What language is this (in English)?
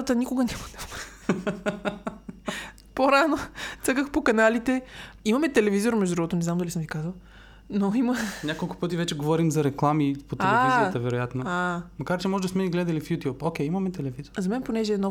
Bulgarian